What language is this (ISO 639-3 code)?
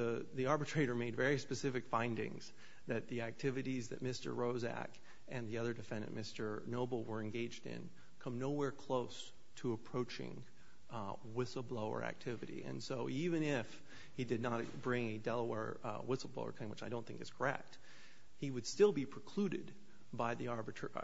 eng